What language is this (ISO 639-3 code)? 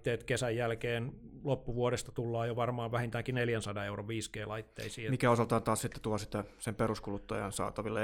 fin